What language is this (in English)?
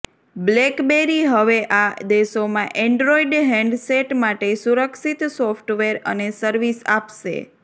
Gujarati